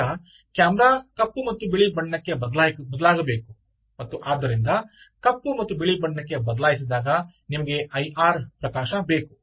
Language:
Kannada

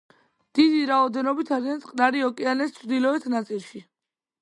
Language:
Georgian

